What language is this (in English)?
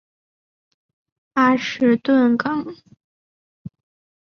Chinese